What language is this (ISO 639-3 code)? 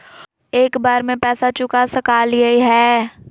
mag